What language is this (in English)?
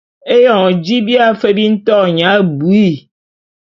Bulu